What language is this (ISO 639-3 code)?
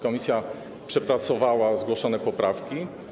pol